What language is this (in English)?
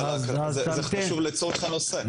Hebrew